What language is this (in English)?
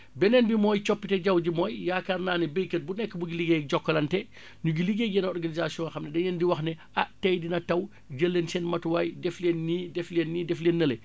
Wolof